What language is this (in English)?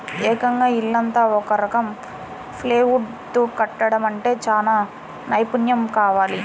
Telugu